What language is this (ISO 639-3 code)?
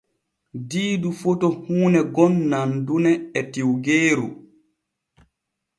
fue